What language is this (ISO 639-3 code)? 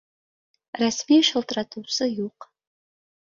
bak